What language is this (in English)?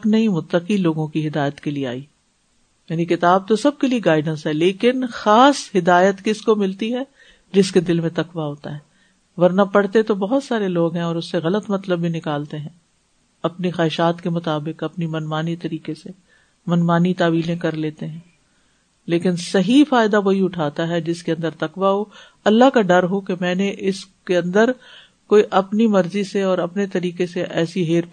Urdu